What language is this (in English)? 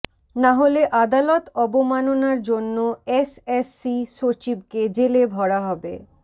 Bangla